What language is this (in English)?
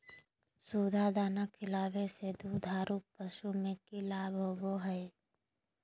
Magahi